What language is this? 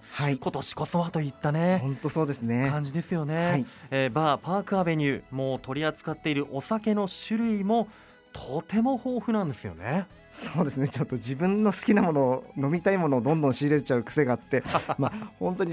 Japanese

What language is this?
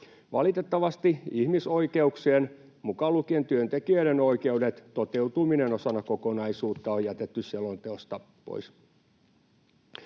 Finnish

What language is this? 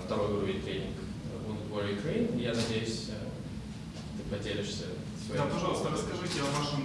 Russian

